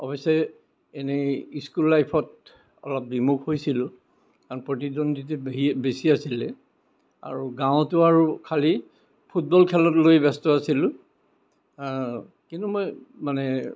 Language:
Assamese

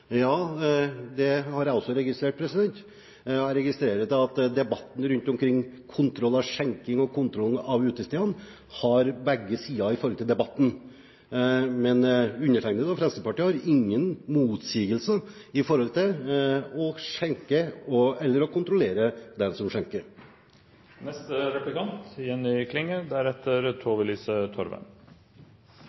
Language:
Norwegian Bokmål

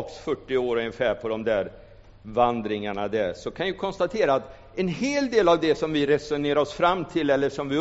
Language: Swedish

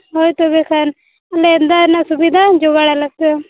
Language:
Santali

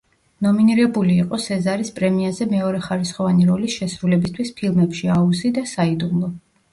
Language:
Georgian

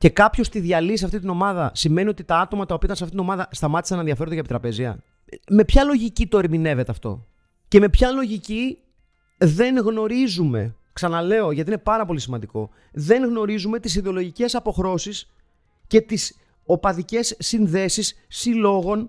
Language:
Greek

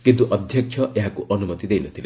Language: Odia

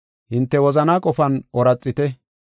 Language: Gofa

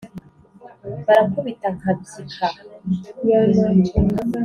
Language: Kinyarwanda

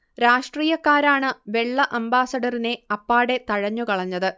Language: Malayalam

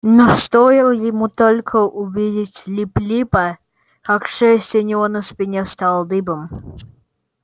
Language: Russian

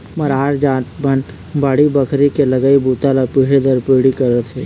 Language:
Chhattisgarhi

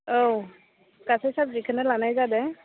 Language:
Bodo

